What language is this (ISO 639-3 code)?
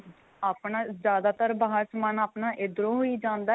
pan